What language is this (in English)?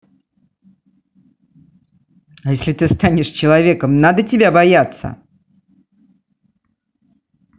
Russian